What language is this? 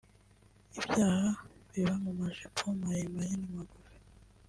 Kinyarwanda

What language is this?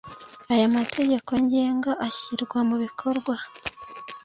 Kinyarwanda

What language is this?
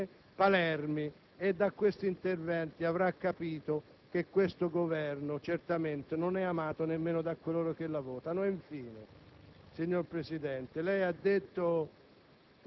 Italian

